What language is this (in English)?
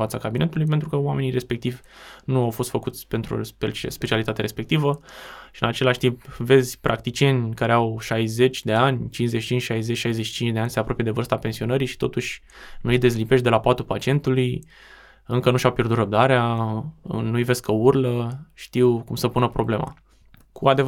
Romanian